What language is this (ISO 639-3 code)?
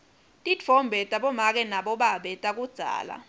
ssw